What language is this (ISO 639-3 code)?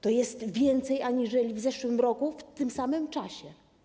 pol